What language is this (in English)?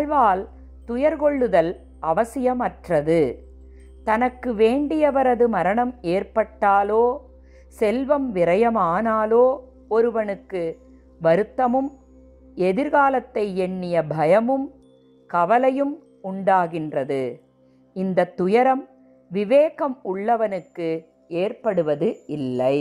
Tamil